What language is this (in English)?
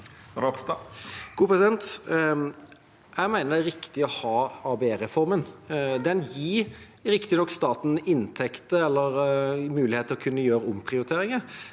Norwegian